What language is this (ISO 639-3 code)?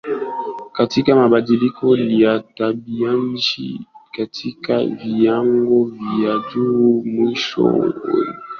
swa